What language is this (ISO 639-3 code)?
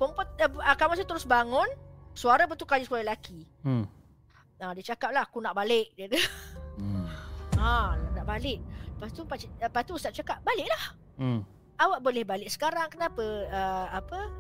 msa